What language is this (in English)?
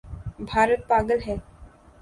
Urdu